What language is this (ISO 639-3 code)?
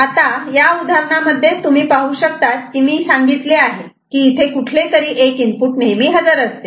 mar